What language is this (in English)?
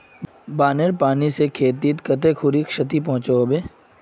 Magahi